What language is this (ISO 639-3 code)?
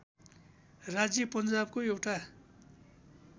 nep